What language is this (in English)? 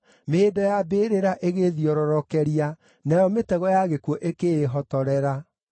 Kikuyu